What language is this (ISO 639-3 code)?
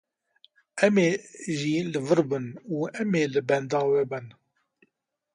kur